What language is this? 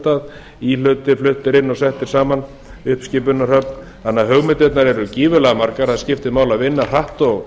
Icelandic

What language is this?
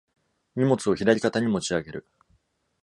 Japanese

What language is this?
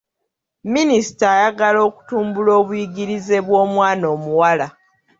Ganda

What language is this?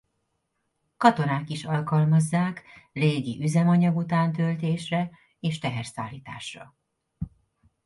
Hungarian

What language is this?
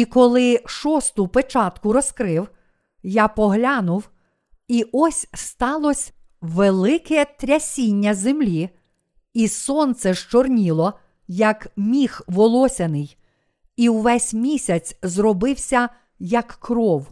Ukrainian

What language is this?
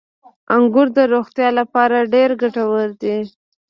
Pashto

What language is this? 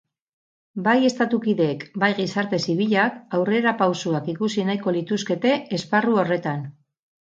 Basque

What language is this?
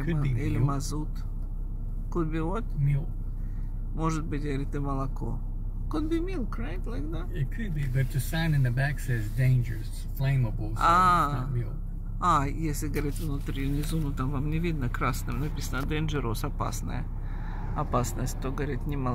Russian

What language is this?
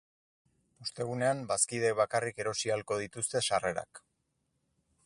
Basque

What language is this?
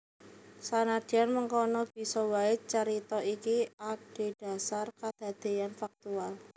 Javanese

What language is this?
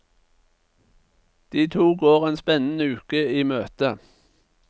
Norwegian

